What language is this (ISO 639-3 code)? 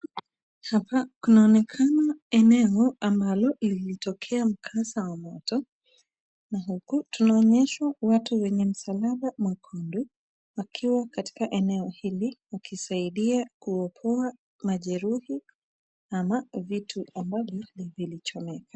swa